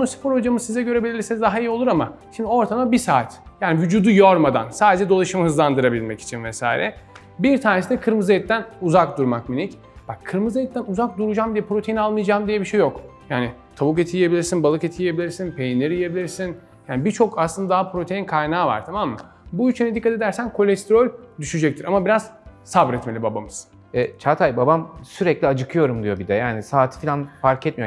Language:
Turkish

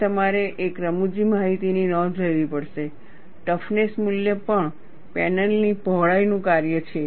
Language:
Gujarati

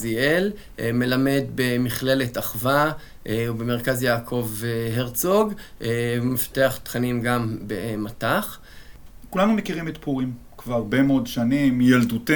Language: Hebrew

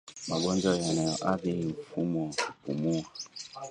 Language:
Swahili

